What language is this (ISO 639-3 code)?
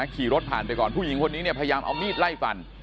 tha